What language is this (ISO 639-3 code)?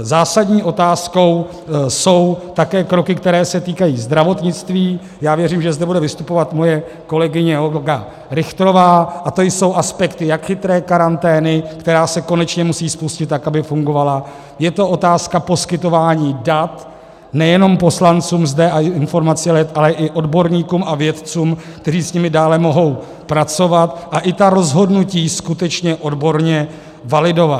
ces